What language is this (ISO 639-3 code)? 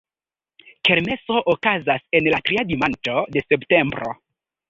epo